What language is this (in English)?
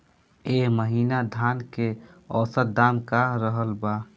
Bhojpuri